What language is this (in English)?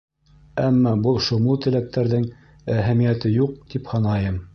Bashkir